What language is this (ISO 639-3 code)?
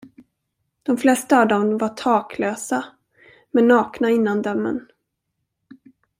swe